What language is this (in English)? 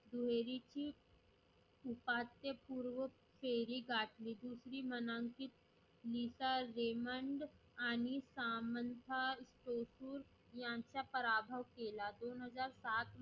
Marathi